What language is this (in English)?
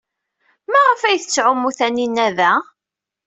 Kabyle